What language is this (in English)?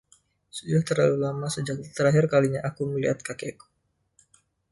Indonesian